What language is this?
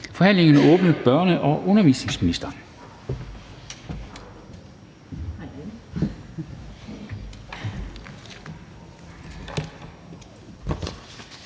Danish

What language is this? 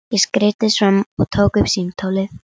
Icelandic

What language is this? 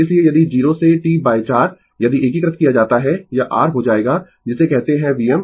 Hindi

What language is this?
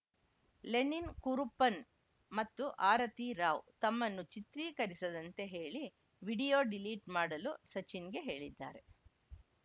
Kannada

